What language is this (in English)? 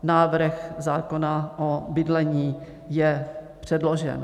Czech